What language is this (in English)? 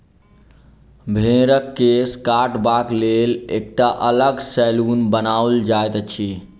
Maithili